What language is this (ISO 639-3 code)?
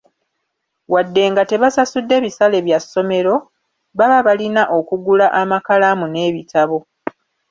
lug